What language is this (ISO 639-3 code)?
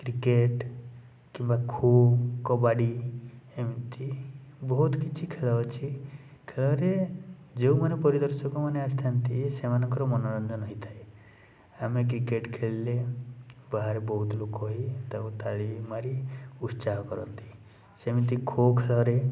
ori